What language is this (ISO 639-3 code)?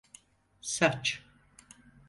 tur